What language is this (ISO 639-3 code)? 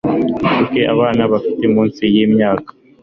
kin